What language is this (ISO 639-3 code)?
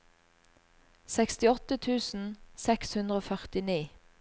nor